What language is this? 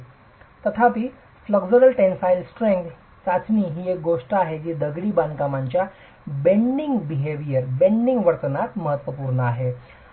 Marathi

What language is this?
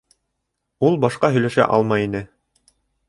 Bashkir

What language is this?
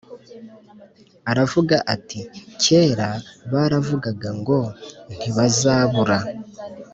Kinyarwanda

